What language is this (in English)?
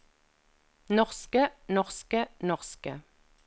Norwegian